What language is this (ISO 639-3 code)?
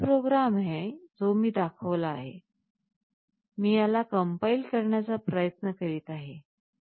mar